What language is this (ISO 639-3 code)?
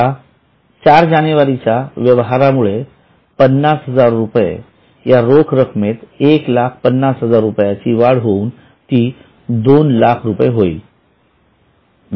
mar